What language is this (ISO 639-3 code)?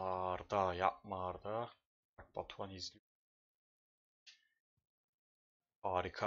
tur